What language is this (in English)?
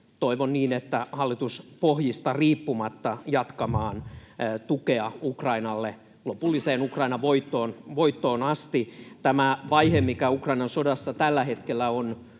Finnish